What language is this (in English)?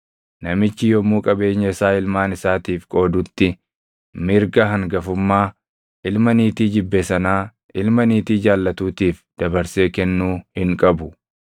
Oromo